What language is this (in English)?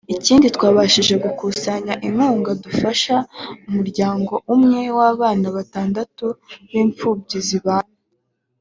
Kinyarwanda